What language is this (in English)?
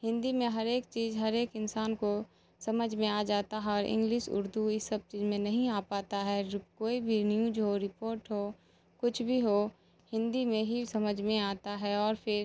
Urdu